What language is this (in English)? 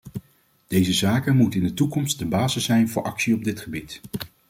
Dutch